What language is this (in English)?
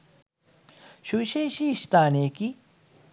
Sinhala